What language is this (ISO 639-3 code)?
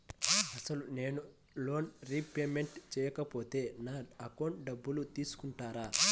tel